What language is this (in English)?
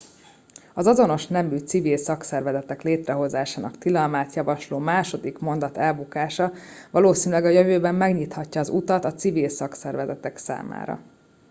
Hungarian